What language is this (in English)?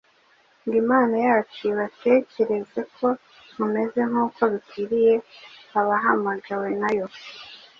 Kinyarwanda